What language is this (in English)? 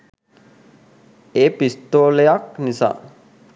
Sinhala